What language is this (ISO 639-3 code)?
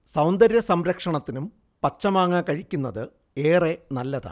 mal